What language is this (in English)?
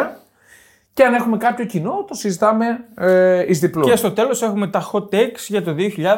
Greek